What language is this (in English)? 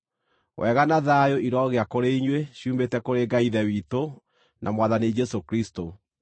Kikuyu